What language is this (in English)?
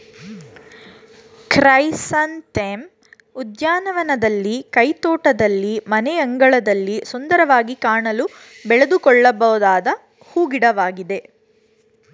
Kannada